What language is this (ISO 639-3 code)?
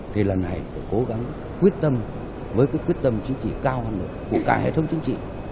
vie